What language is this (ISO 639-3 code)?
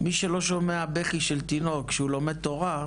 heb